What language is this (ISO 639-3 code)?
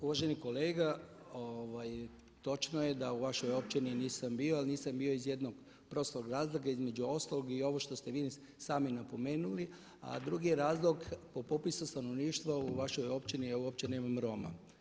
hrv